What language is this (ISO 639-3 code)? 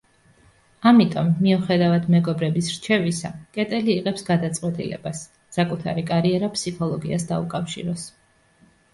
kat